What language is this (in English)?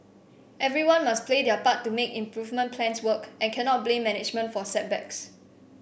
English